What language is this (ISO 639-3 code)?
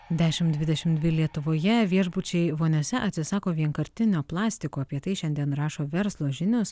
lit